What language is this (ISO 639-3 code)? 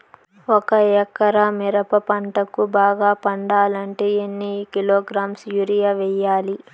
tel